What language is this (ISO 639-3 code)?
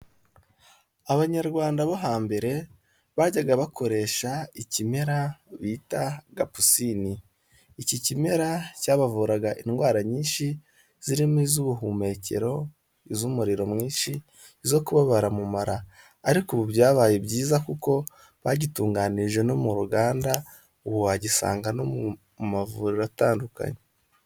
kin